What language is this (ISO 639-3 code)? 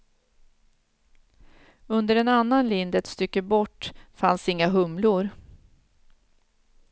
swe